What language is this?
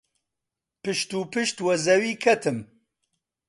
Central Kurdish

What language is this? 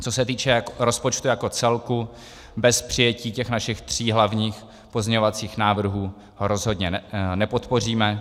Czech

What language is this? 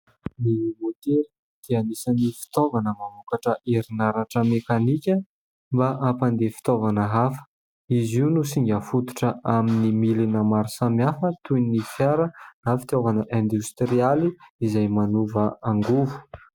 Malagasy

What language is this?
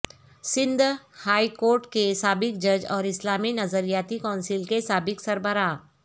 Urdu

